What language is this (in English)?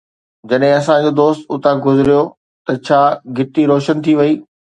Sindhi